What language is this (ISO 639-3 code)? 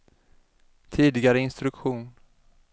swe